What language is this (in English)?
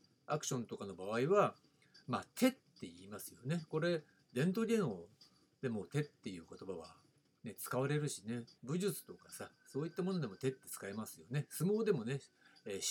Japanese